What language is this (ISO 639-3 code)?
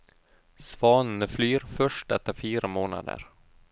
nor